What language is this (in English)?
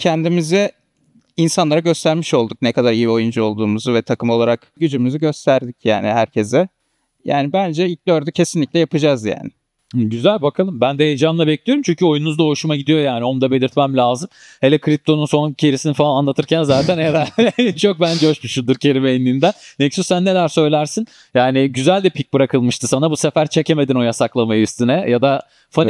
Turkish